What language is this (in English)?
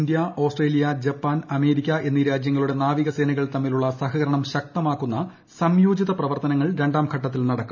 Malayalam